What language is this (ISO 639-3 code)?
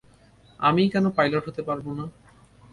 ben